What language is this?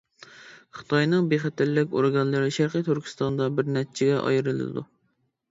Uyghur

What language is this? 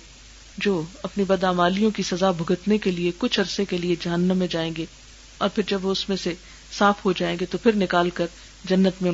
Urdu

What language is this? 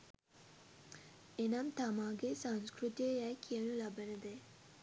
Sinhala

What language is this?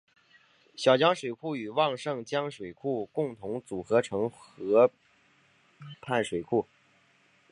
Chinese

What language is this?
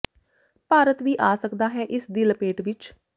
Punjabi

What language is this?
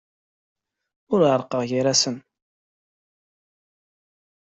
Kabyle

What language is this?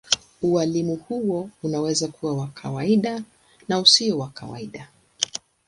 Swahili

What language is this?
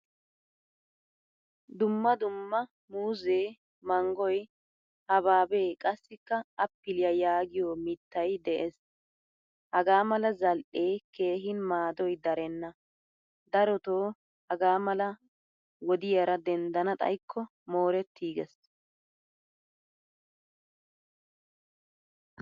Wolaytta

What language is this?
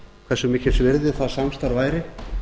Icelandic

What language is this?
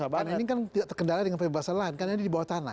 Indonesian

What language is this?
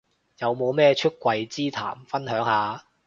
Cantonese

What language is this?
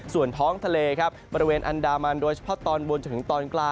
Thai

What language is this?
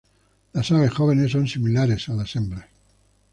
Spanish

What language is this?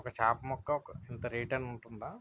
Telugu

